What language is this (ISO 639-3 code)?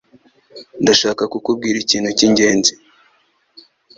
kin